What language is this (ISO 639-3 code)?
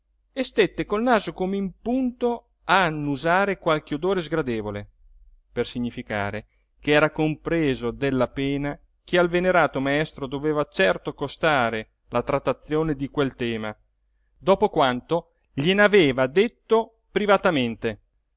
ita